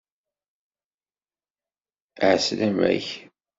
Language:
Kabyle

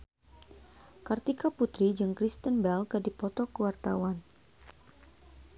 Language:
Sundanese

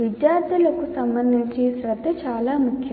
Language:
Telugu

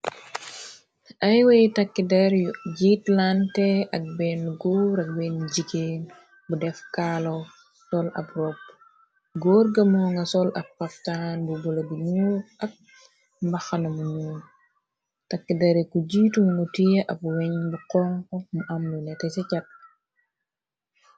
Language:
Wolof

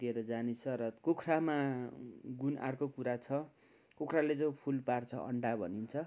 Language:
Nepali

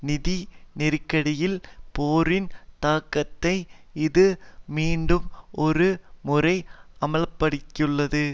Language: Tamil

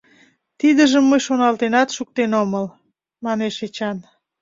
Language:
Mari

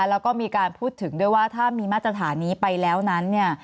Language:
Thai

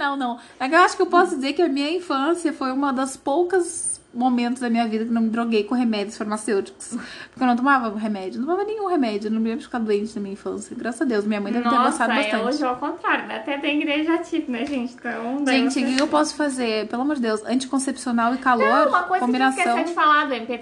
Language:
Portuguese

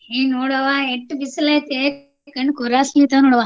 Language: Kannada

